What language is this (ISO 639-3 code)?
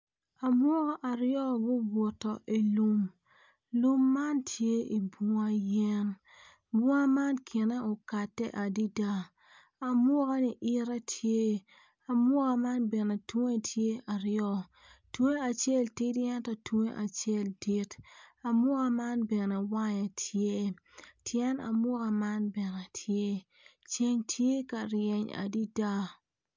ach